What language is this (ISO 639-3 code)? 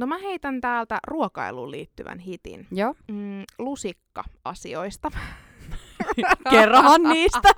fin